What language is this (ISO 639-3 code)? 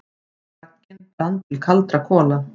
isl